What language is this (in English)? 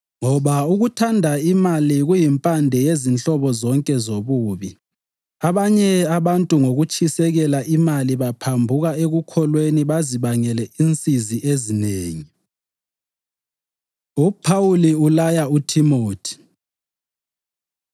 North Ndebele